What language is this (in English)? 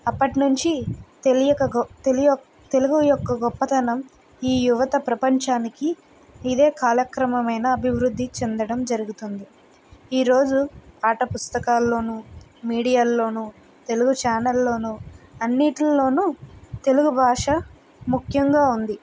Telugu